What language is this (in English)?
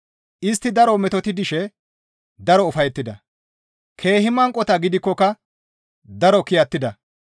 Gamo